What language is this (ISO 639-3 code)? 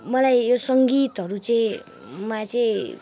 nep